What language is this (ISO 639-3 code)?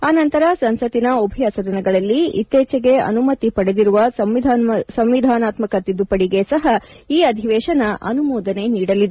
kan